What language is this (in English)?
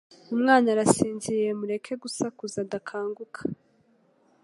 Kinyarwanda